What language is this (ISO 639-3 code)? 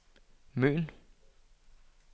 dan